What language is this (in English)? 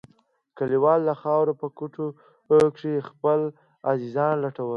Pashto